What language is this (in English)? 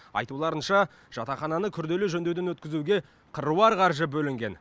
Kazakh